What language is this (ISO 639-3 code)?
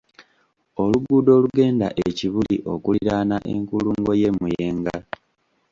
lug